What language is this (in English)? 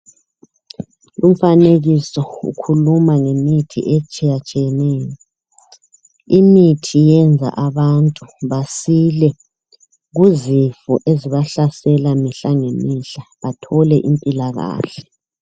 North Ndebele